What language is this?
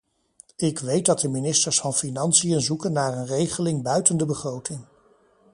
Dutch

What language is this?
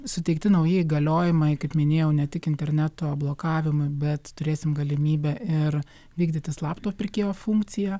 Lithuanian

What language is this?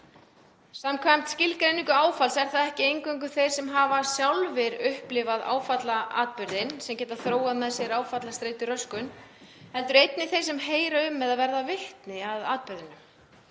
Icelandic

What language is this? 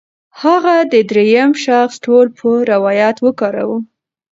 Pashto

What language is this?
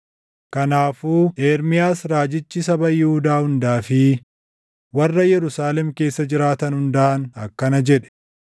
Oromo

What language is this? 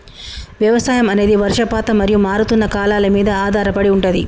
Telugu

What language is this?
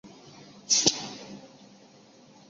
Chinese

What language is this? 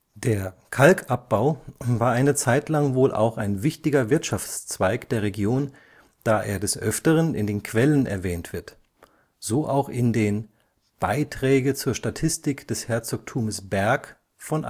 German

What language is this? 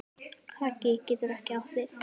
Icelandic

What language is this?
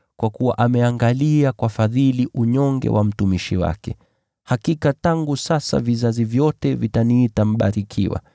Swahili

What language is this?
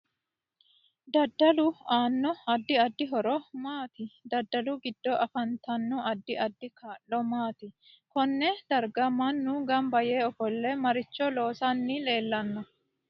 Sidamo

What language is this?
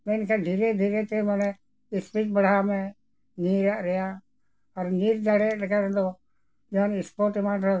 Santali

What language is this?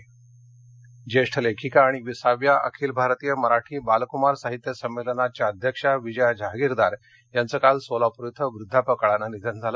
Marathi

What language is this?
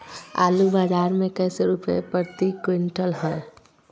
Magahi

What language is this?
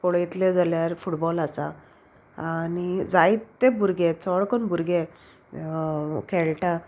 Konkani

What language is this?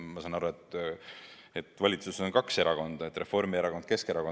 Estonian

